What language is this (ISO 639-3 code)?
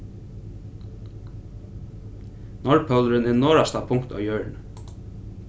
fao